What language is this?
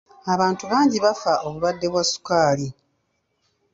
Ganda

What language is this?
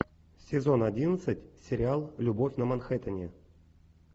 Russian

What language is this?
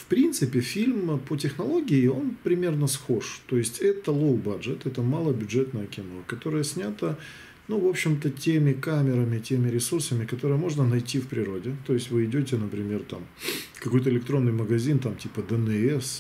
Russian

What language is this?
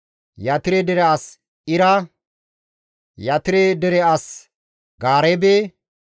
Gamo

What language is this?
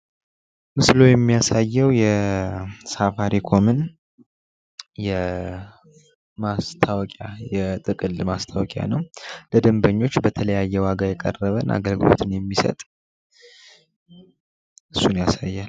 Amharic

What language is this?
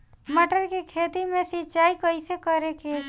Bhojpuri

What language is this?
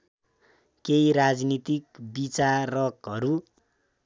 Nepali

